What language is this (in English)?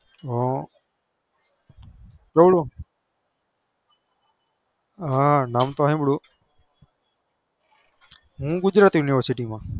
Gujarati